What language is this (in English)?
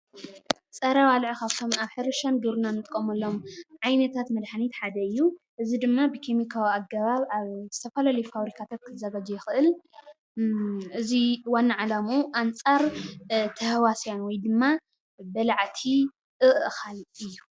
Tigrinya